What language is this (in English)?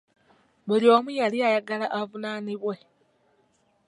Ganda